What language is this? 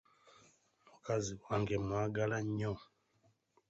Ganda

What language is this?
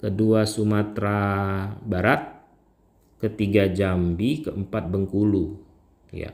Indonesian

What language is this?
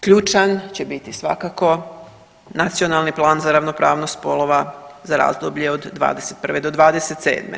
Croatian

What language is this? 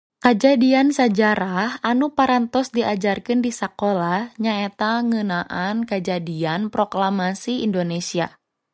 Sundanese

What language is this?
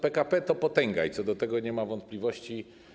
Polish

